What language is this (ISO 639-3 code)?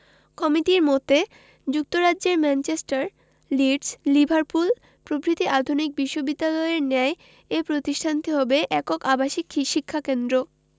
ben